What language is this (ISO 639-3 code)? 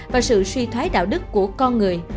vie